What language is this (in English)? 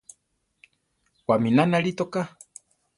Central Tarahumara